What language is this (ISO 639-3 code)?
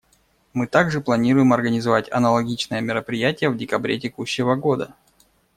rus